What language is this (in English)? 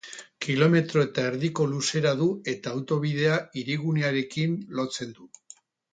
Basque